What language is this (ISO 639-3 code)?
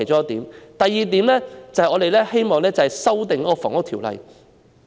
yue